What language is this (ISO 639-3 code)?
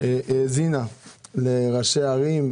heb